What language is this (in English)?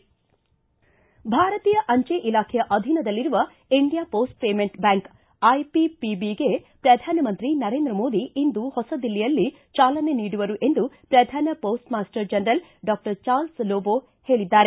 Kannada